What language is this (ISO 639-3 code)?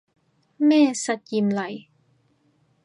yue